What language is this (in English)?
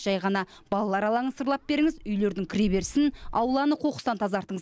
Kazakh